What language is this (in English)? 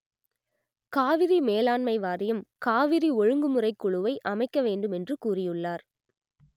Tamil